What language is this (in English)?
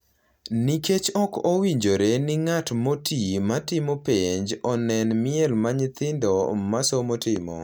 Luo (Kenya and Tanzania)